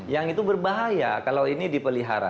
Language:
Indonesian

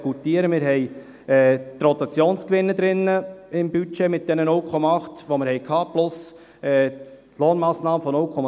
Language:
Swiss German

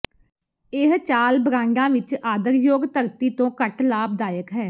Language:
Punjabi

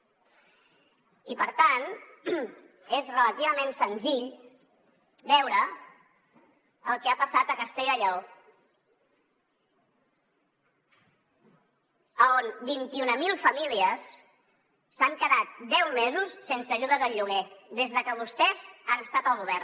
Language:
Catalan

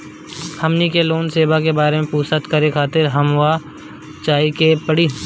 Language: Bhojpuri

